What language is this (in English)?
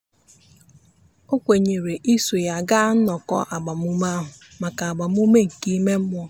Igbo